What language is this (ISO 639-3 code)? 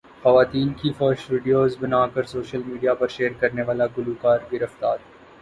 urd